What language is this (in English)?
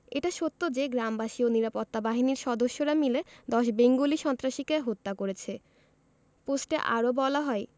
Bangla